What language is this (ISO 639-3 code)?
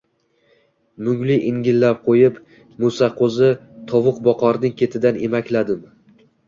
uzb